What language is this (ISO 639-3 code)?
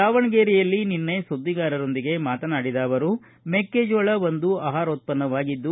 kan